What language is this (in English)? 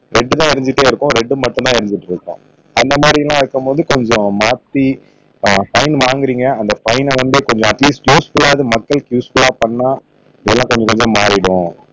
Tamil